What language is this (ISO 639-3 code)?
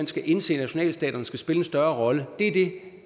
dan